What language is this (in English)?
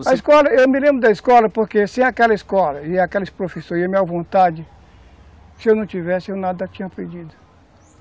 Portuguese